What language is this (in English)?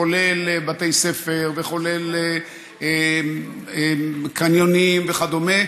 Hebrew